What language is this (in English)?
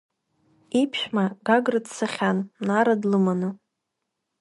Abkhazian